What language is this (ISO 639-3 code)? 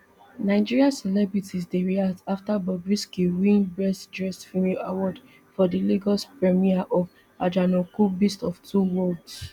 pcm